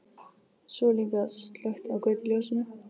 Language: Icelandic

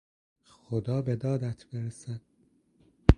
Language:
Persian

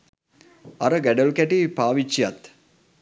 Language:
Sinhala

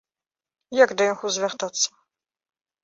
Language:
Belarusian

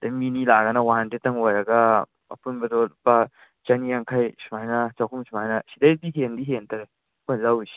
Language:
Manipuri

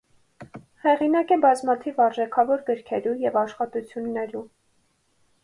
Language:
Armenian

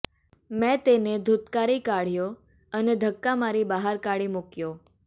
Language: Gujarati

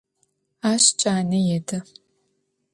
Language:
Adyghe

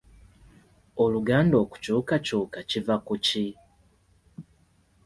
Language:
Ganda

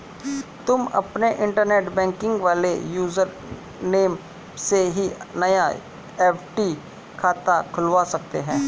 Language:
Hindi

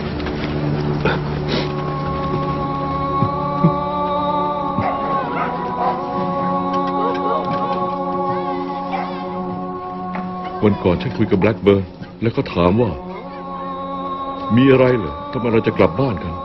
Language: Thai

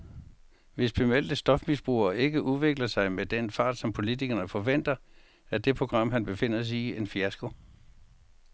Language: Danish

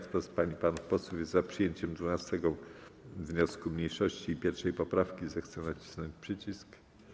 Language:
Polish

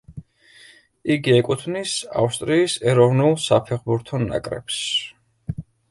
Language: Georgian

